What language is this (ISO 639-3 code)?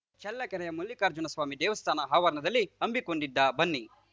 kan